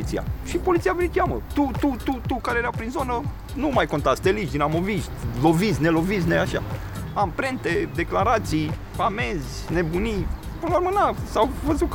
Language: Romanian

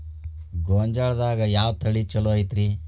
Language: Kannada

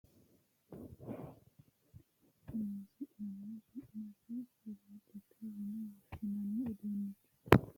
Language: Sidamo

